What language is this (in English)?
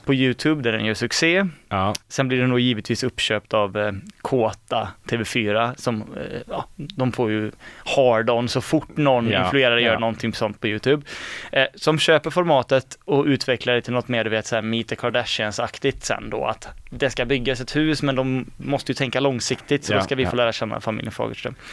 Swedish